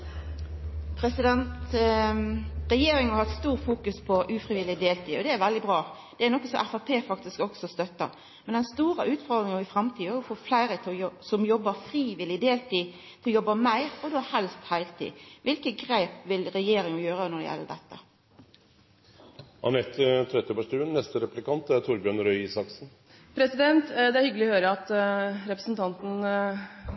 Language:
Norwegian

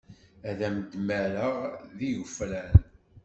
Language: Kabyle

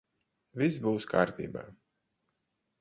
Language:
Latvian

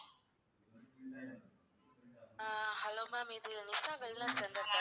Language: Tamil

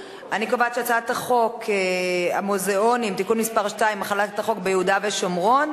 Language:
Hebrew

